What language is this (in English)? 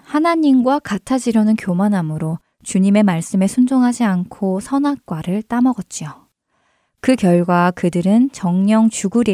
Korean